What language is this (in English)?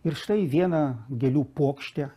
Lithuanian